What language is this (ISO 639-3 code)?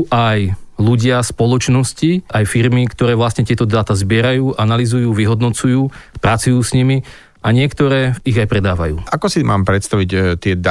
slk